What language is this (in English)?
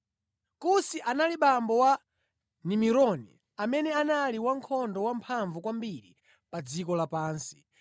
Nyanja